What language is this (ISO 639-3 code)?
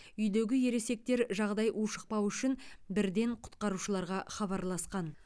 kaz